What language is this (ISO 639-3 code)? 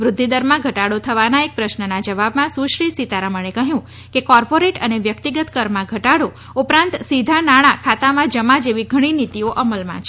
guj